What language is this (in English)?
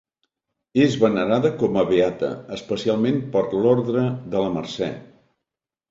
Catalan